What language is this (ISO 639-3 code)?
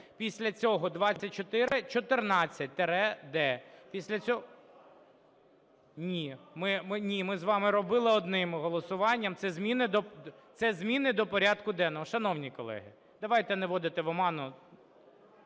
ukr